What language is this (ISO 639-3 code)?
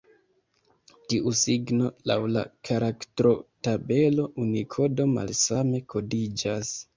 epo